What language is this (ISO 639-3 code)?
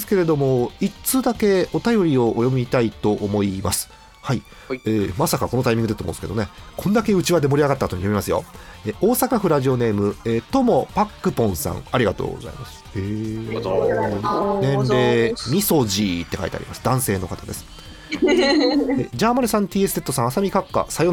jpn